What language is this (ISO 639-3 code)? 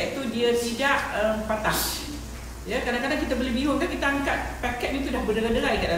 msa